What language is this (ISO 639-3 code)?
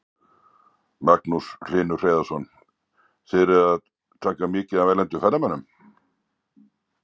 isl